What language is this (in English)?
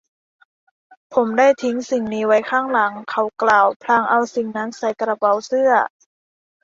Thai